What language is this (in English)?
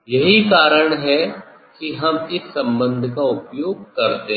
Hindi